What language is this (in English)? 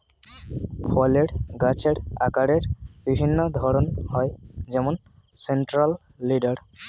Bangla